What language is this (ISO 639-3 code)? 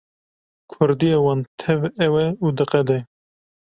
kur